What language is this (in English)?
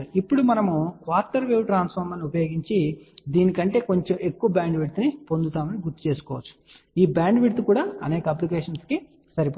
Telugu